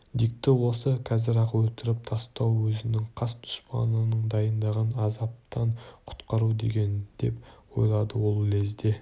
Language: Kazakh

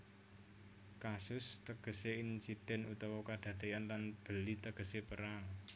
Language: Javanese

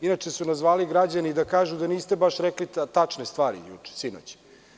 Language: Serbian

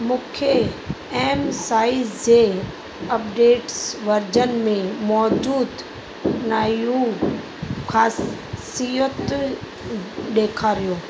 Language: Sindhi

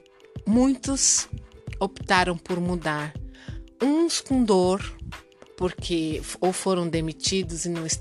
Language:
Portuguese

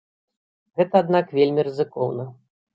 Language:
Belarusian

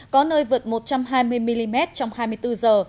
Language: Vietnamese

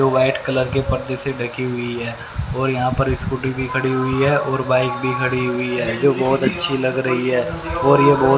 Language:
Hindi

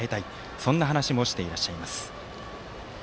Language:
Japanese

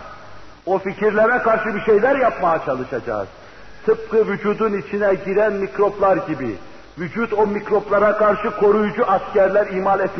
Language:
Turkish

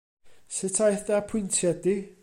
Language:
Welsh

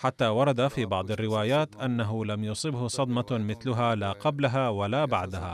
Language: Arabic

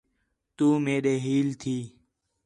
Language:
Khetrani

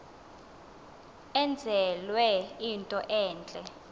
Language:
Xhosa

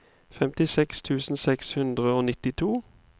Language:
Norwegian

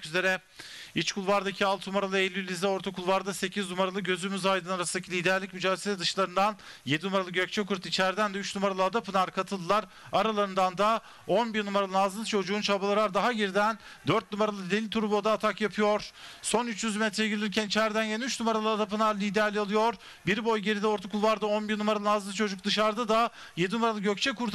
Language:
Turkish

